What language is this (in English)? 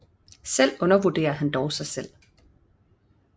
Danish